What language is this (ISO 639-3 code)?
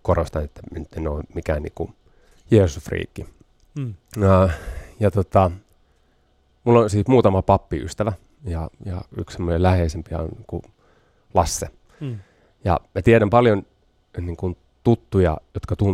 fin